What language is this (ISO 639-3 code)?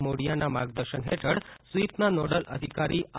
guj